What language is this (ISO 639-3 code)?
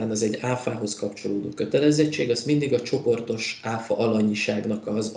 hun